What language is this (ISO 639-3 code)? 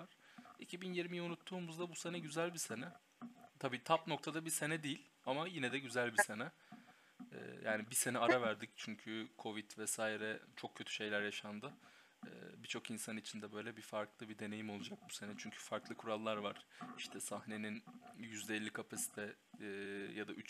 tur